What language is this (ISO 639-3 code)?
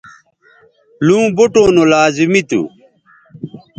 btv